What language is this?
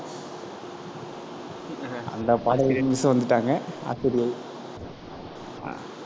Tamil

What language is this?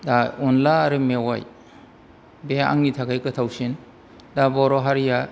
Bodo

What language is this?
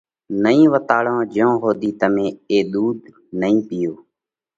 Parkari Koli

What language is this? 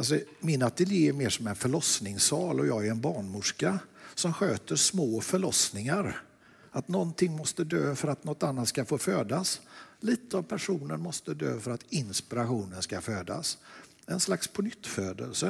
Swedish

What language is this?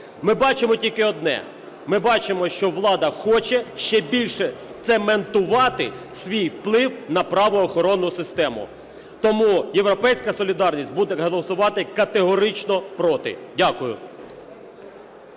Ukrainian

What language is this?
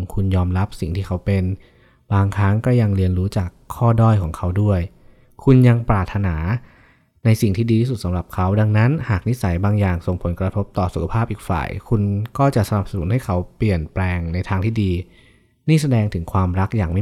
Thai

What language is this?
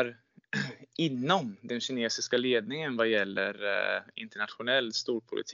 Swedish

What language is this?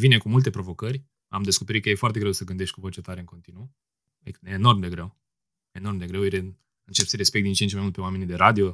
Romanian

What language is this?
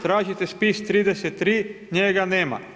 Croatian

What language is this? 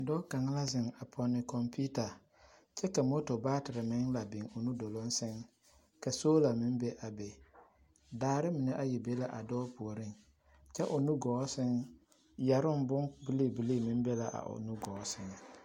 Southern Dagaare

